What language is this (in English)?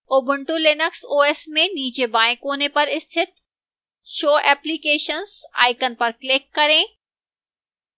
Hindi